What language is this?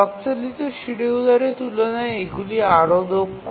Bangla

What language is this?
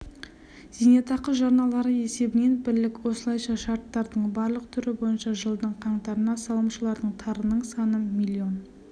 Kazakh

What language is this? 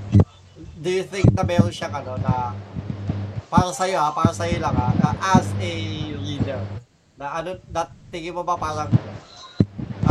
Filipino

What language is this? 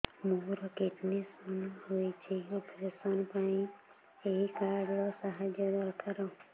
Odia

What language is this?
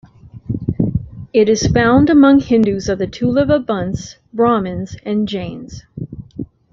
English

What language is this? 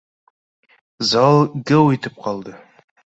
Bashkir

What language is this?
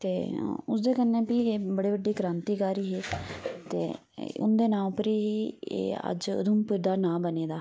Dogri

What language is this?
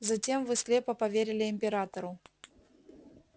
Russian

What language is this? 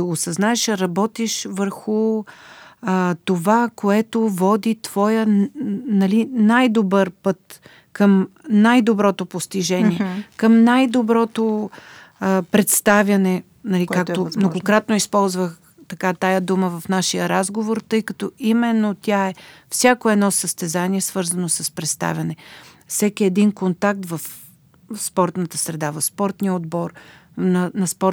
Bulgarian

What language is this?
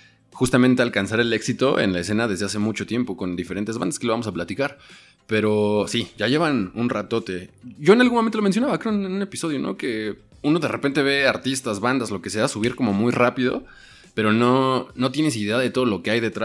Spanish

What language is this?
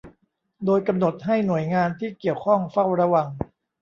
Thai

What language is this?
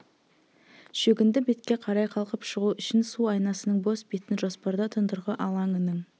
Kazakh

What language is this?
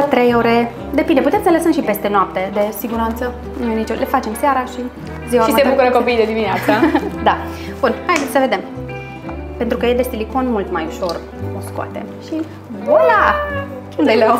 Romanian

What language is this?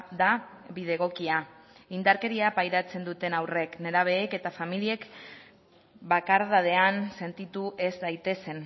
Basque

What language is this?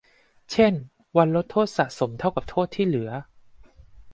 Thai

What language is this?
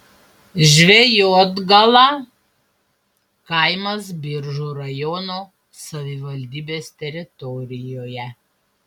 Lithuanian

